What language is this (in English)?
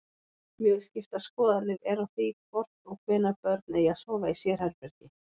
Icelandic